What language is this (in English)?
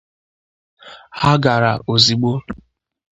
Igbo